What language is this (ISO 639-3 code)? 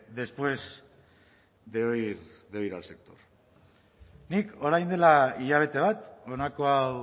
eus